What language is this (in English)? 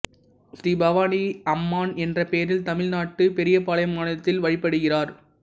Tamil